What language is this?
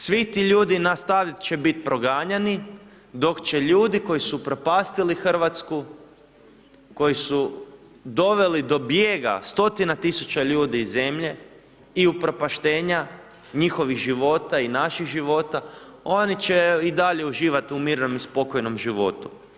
Croatian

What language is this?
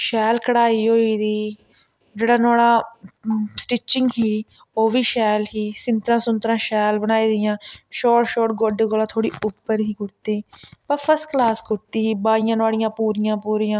Dogri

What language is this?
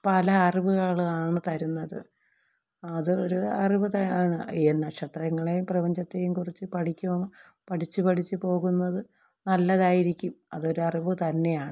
Malayalam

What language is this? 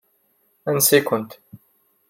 Kabyle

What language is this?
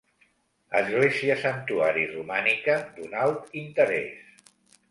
Catalan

